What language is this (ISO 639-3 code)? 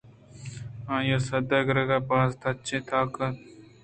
bgp